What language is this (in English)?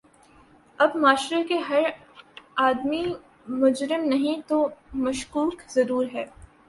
Urdu